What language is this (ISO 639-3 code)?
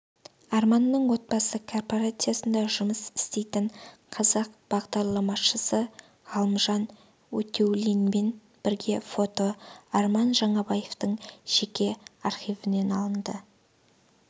kaz